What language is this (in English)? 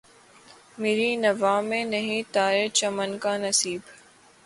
Urdu